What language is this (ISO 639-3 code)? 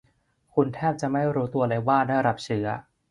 tha